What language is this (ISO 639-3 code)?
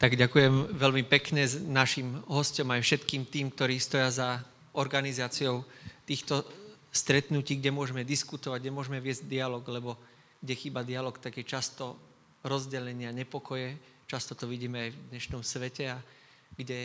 slk